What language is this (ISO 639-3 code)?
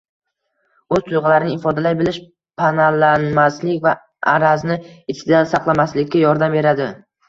uzb